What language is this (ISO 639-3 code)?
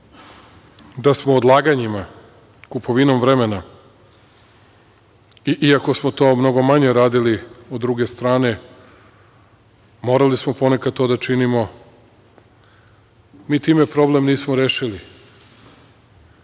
srp